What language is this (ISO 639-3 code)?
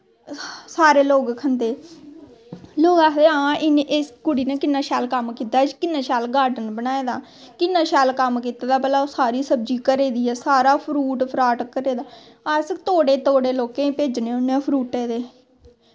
doi